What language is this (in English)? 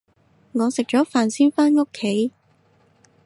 Cantonese